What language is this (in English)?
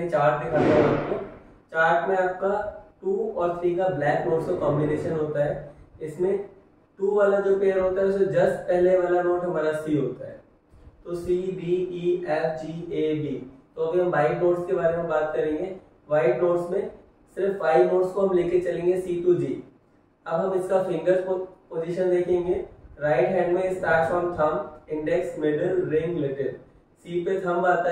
Hindi